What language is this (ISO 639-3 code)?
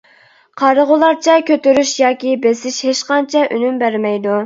uig